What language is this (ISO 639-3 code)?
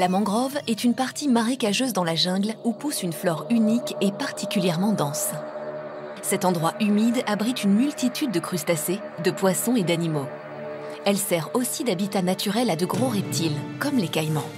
fra